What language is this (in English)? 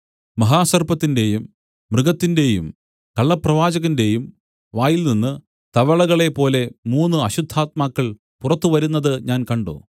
Malayalam